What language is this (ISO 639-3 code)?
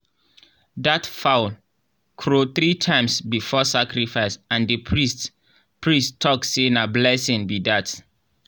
pcm